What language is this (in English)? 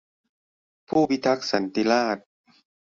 Thai